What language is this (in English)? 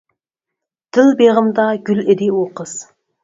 Uyghur